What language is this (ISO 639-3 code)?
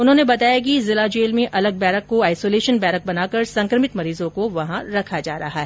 hin